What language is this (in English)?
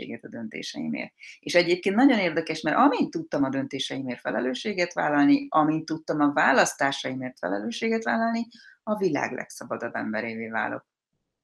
Hungarian